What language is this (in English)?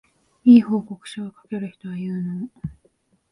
Japanese